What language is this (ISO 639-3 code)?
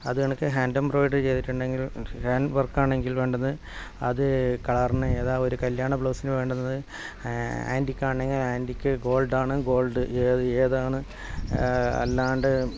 mal